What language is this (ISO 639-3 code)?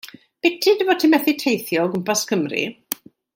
cym